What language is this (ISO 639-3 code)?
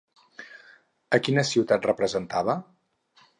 cat